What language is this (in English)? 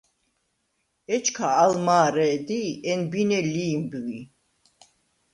Svan